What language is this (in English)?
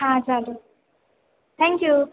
Gujarati